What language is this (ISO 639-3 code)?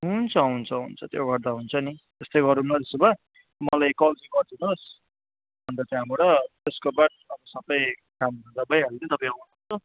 nep